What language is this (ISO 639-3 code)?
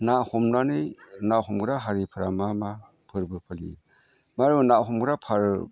brx